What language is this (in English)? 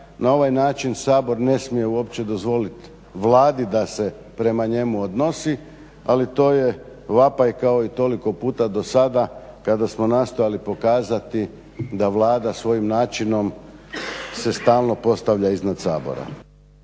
Croatian